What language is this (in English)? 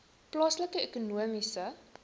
Afrikaans